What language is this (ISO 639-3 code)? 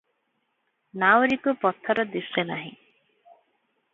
ori